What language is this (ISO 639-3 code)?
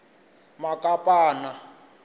tso